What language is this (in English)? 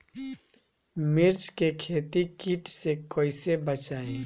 Bhojpuri